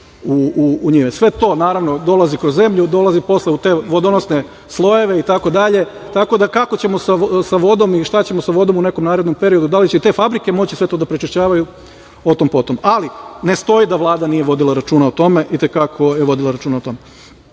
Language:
Serbian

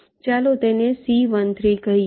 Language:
Gujarati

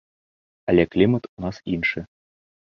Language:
Belarusian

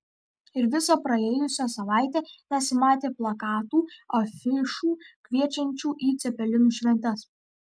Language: Lithuanian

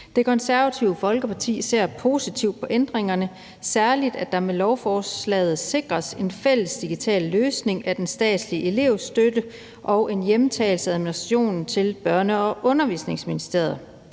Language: Danish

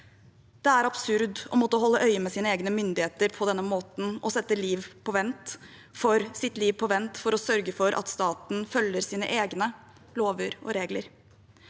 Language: Norwegian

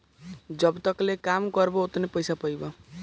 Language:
Bhojpuri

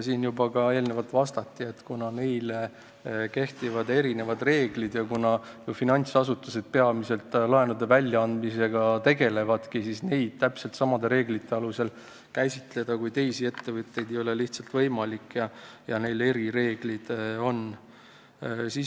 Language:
Estonian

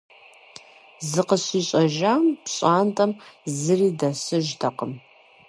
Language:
Kabardian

